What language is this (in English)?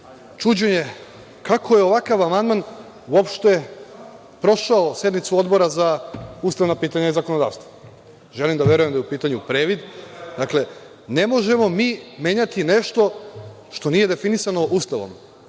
Serbian